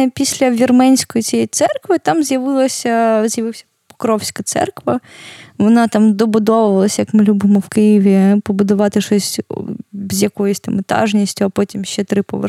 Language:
Ukrainian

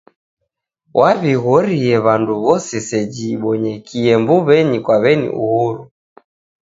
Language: Taita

